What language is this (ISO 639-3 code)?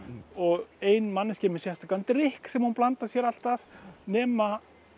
isl